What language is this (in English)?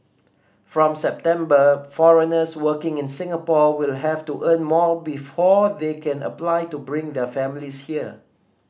English